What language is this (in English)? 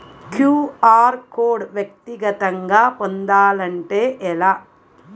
Telugu